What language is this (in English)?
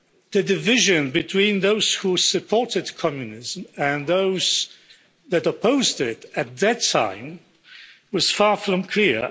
English